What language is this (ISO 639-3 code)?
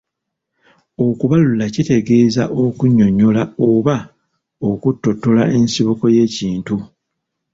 lug